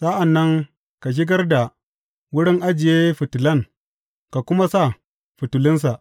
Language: Hausa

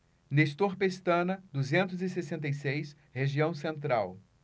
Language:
Portuguese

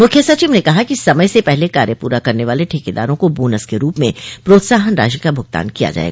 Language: Hindi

